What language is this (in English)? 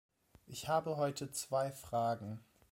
German